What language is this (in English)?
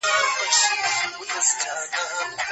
Pashto